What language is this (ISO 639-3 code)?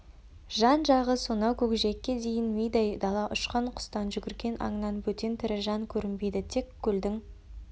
kaz